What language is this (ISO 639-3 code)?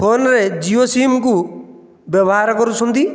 ori